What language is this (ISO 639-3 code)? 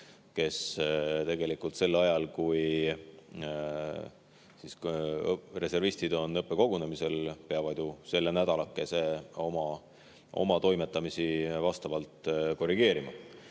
est